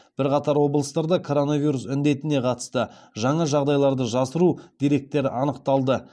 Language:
Kazakh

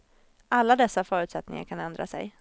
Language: Swedish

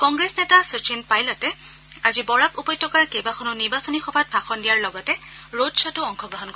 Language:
Assamese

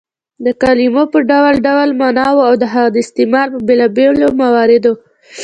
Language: Pashto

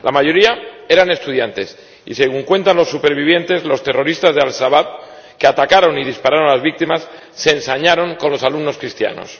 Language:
Spanish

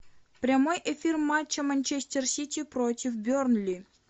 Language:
Russian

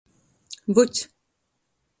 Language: Latgalian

